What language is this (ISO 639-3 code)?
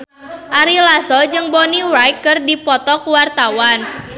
sun